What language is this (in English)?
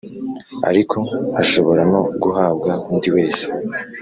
Kinyarwanda